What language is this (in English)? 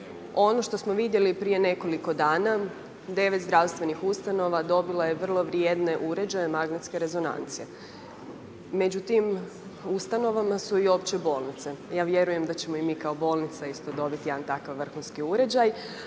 Croatian